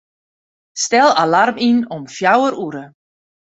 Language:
Western Frisian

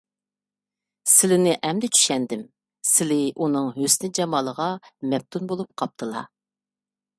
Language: Uyghur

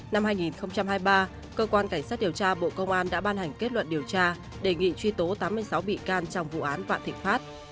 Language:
Vietnamese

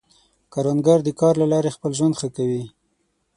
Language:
Pashto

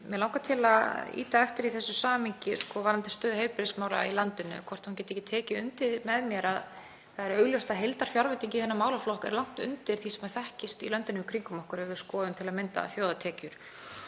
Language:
Icelandic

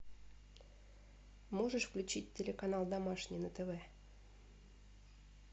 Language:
Russian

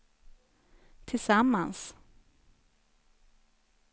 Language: Swedish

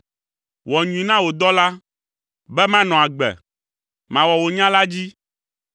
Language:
Ewe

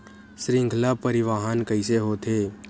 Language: Chhattisgarhi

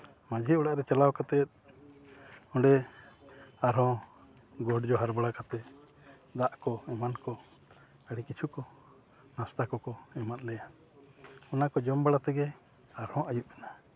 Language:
Santali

